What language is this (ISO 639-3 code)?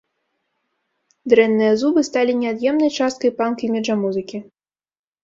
bel